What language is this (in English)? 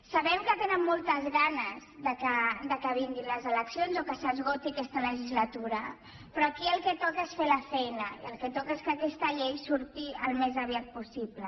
Catalan